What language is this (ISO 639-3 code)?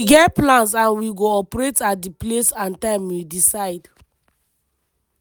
pcm